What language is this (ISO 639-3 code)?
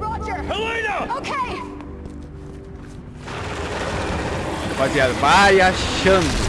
por